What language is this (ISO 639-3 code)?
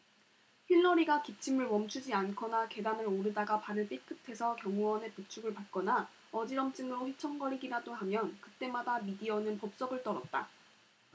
kor